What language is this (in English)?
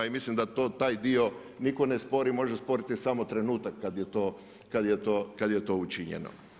Croatian